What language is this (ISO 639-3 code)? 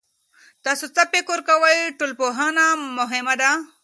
pus